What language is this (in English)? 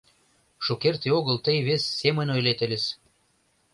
Mari